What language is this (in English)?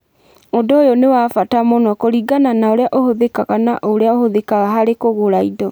Kikuyu